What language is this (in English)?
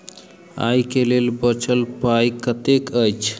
Maithili